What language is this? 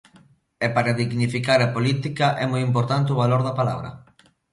Galician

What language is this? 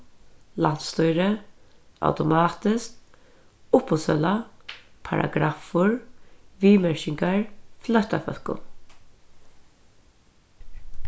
Faroese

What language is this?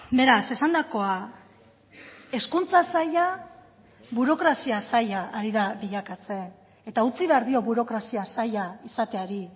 Basque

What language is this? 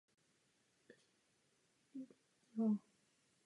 Czech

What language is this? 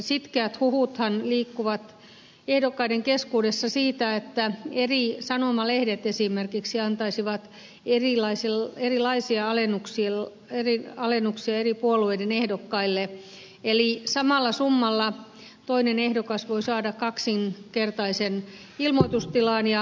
Finnish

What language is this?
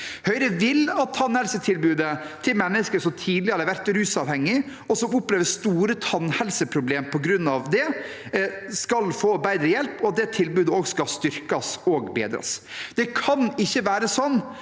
Norwegian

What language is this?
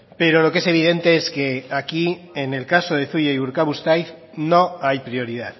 Spanish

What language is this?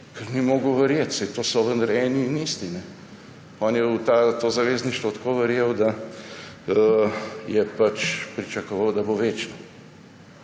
Slovenian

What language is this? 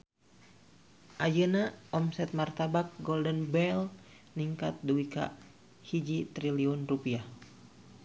Sundanese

